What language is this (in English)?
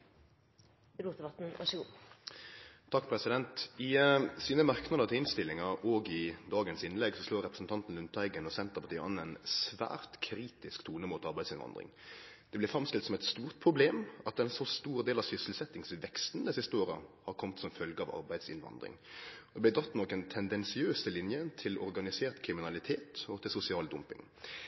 Norwegian Nynorsk